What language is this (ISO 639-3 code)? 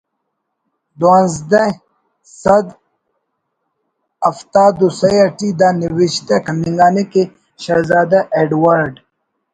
brh